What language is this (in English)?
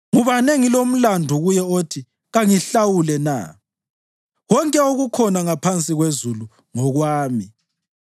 North Ndebele